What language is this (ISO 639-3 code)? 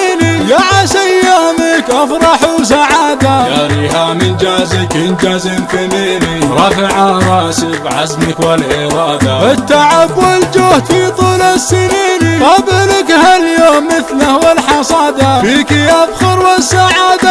ara